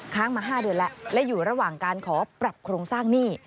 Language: Thai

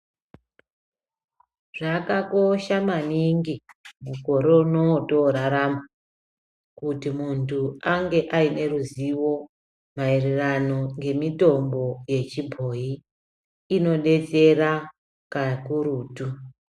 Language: Ndau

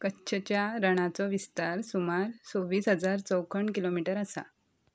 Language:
Konkani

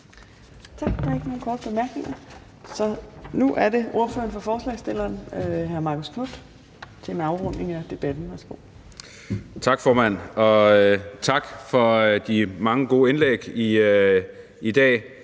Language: Danish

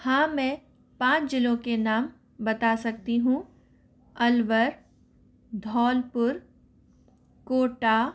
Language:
Hindi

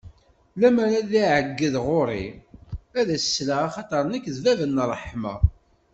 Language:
Kabyle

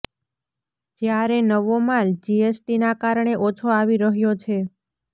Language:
Gujarati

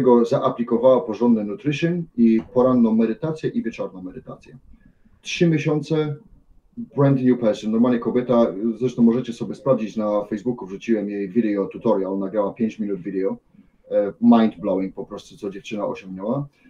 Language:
Polish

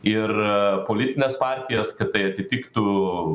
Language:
Lithuanian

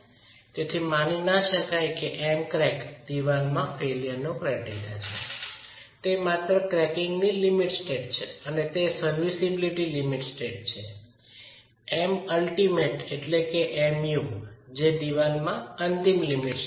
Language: Gujarati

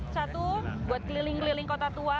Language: Indonesian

